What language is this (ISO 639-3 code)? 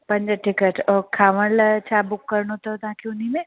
snd